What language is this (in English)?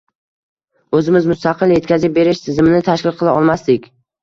Uzbek